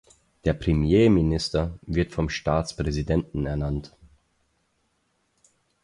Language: German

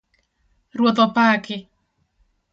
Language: Luo (Kenya and Tanzania)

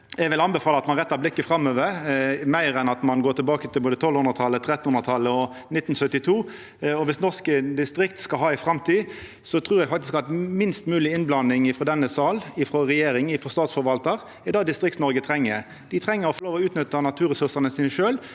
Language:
Norwegian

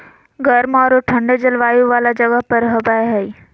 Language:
Magahi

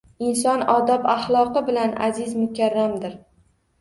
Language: Uzbek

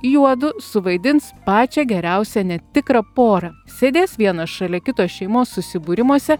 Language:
Lithuanian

